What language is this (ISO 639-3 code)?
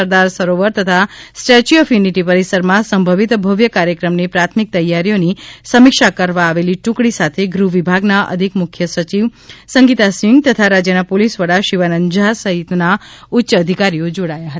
guj